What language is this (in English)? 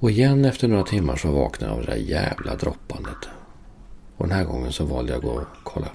Swedish